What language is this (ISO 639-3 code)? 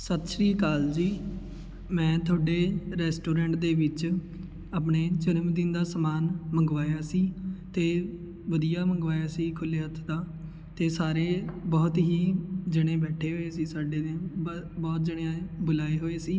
pan